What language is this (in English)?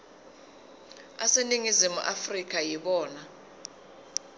Zulu